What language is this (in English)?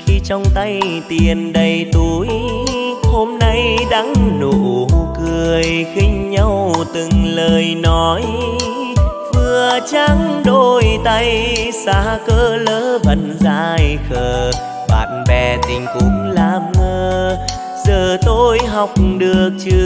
Vietnamese